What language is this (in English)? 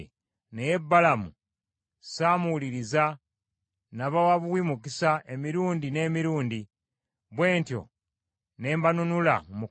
Ganda